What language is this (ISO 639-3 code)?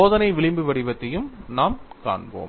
tam